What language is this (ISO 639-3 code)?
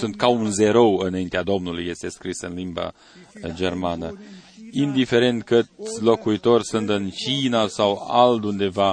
ron